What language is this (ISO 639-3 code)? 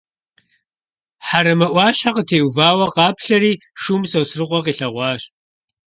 kbd